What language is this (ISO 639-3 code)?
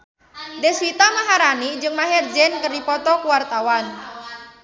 sun